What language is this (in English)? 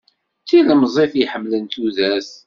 Kabyle